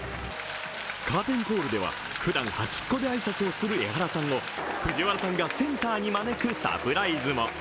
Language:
Japanese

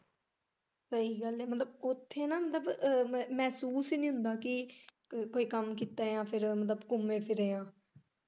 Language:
Punjabi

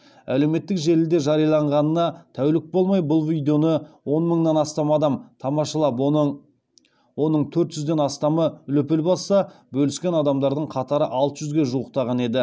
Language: Kazakh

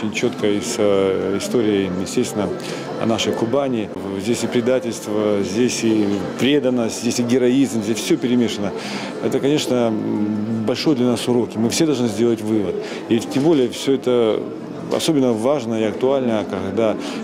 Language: Russian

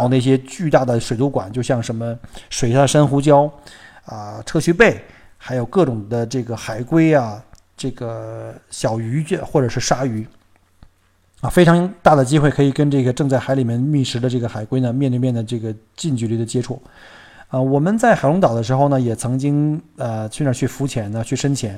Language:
Chinese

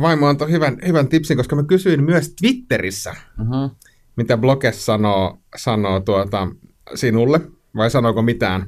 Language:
Finnish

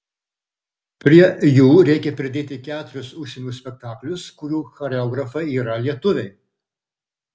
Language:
Lithuanian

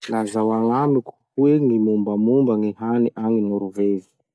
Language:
Masikoro Malagasy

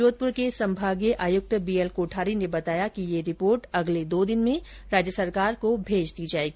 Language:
Hindi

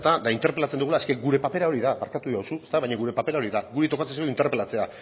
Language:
Basque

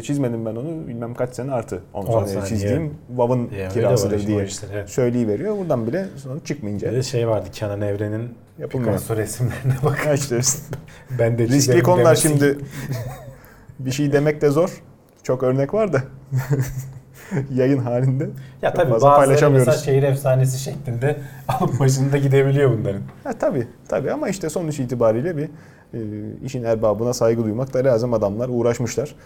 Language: Turkish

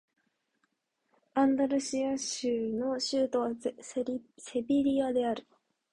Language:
Japanese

